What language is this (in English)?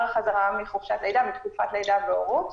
Hebrew